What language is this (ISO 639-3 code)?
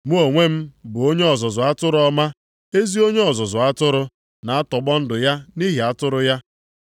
ibo